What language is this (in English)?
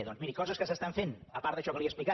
Catalan